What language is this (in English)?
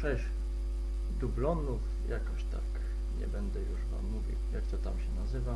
Polish